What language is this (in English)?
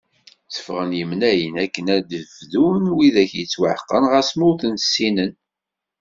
Kabyle